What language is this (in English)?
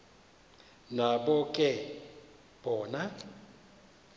Xhosa